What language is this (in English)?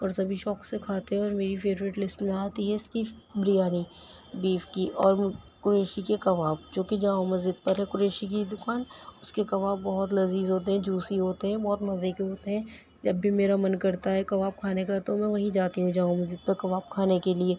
Urdu